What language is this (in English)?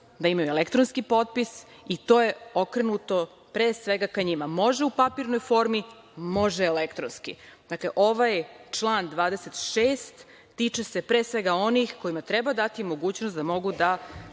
Serbian